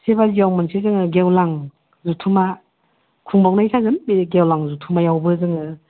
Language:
Bodo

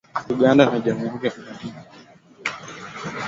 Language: Swahili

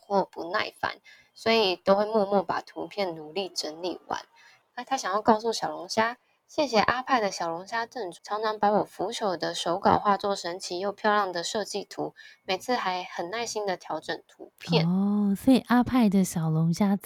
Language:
Chinese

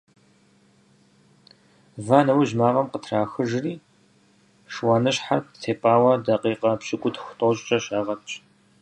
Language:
Kabardian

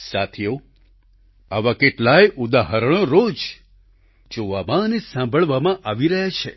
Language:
Gujarati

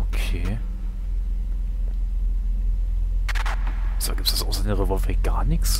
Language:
German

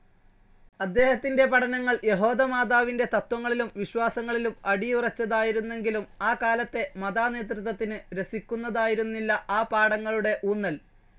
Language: Malayalam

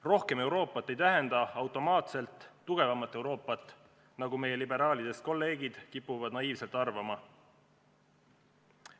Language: Estonian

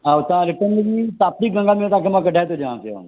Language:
Sindhi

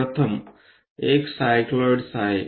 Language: Marathi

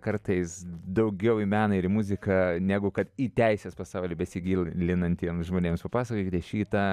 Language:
Lithuanian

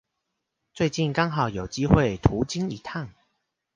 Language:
Chinese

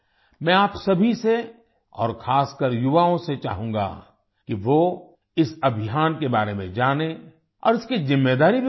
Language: Hindi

